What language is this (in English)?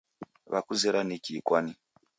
Taita